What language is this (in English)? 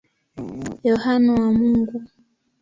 Swahili